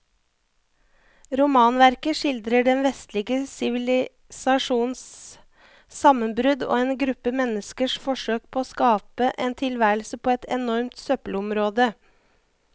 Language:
Norwegian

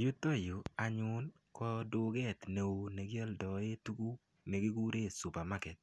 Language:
Kalenjin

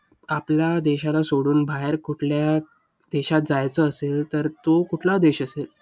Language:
Marathi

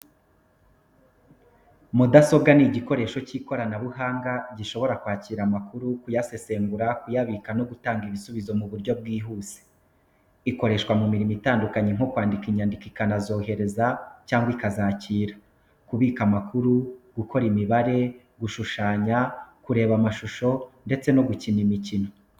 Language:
Kinyarwanda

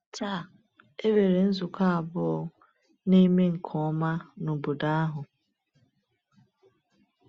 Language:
Igbo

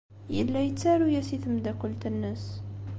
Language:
Kabyle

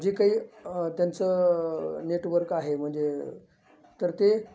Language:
Marathi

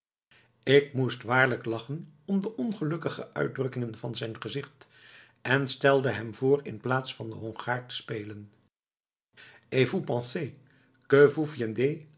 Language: Dutch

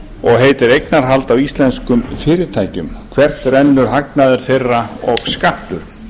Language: Icelandic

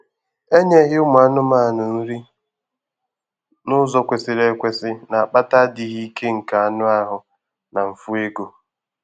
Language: Igbo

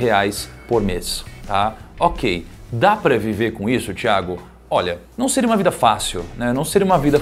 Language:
Portuguese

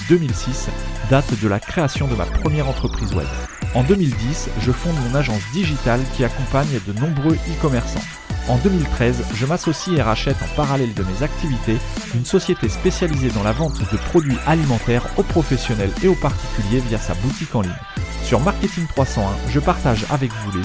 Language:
French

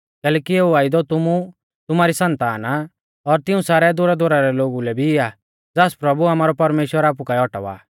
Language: Mahasu Pahari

